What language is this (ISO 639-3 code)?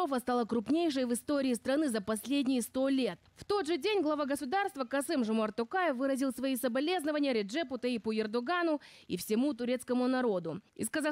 rus